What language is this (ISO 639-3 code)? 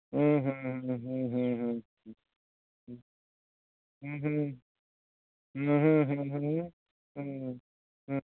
sat